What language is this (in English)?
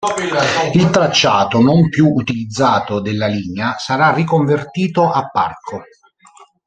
Italian